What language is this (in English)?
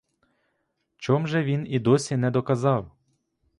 Ukrainian